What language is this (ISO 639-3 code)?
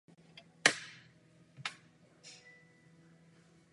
ces